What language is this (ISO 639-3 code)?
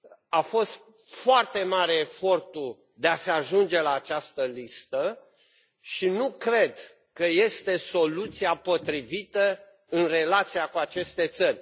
ron